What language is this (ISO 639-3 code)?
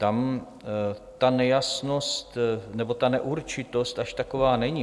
ces